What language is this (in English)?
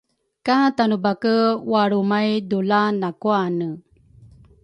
Rukai